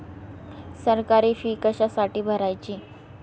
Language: Marathi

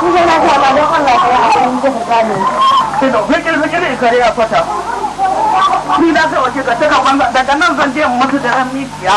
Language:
Thai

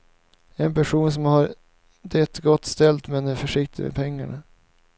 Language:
Swedish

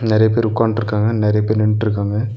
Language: Tamil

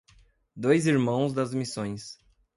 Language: Portuguese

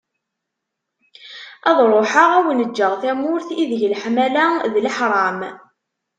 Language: Kabyle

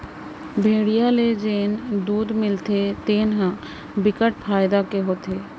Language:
Chhattisgarhi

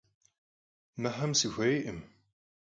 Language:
Kabardian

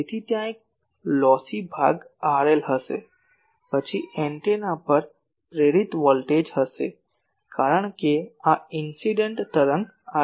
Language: Gujarati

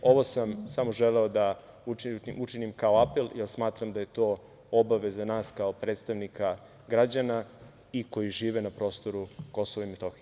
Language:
Serbian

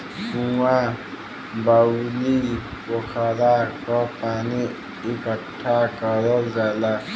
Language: Bhojpuri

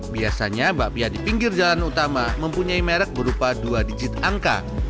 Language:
Indonesian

